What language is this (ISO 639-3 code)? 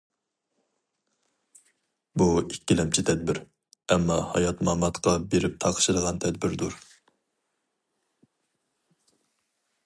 uig